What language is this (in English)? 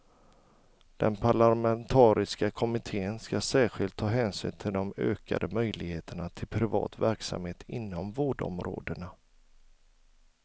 Swedish